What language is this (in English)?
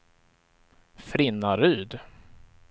Swedish